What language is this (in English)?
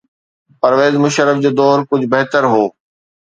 Sindhi